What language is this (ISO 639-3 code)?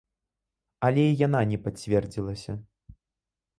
bel